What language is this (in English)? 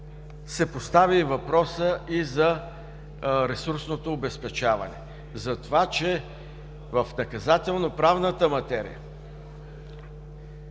Bulgarian